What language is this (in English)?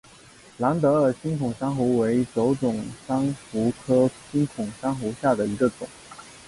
Chinese